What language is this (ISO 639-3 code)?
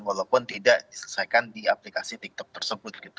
ind